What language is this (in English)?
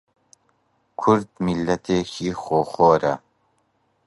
Central Kurdish